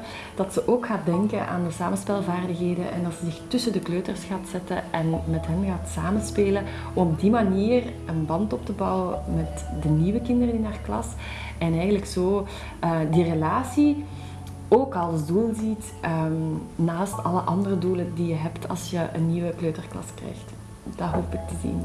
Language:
Dutch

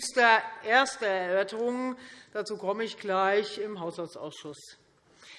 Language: German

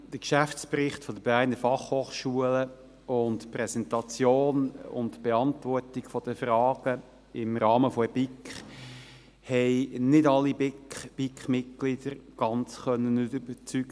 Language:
Swiss German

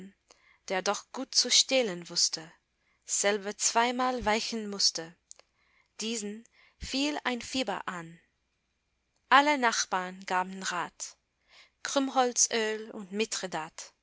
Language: German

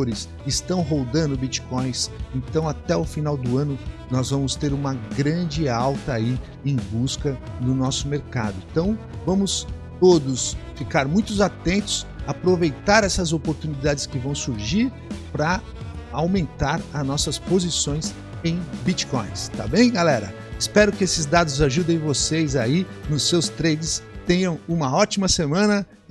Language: Portuguese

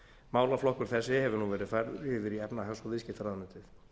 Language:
Icelandic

